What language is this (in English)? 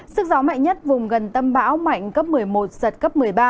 Vietnamese